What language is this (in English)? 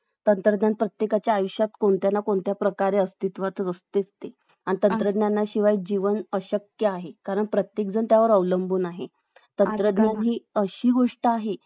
Marathi